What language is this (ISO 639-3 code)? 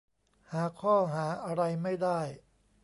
tha